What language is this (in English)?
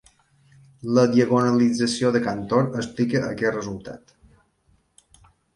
Catalan